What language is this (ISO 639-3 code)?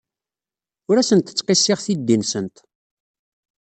kab